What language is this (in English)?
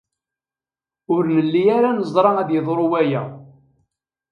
Kabyle